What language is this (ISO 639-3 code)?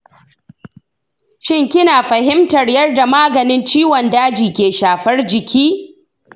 hau